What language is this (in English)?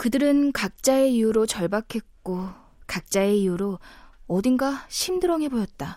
Korean